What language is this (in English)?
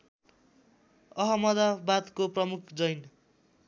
Nepali